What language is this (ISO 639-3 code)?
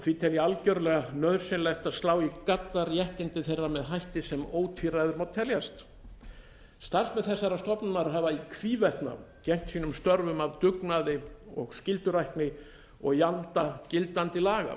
isl